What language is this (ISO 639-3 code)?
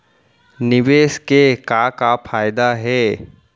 hne